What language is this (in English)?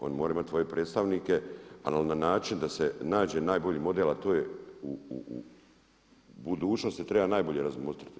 Croatian